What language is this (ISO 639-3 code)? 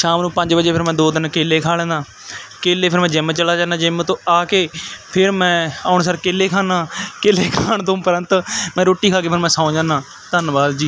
pan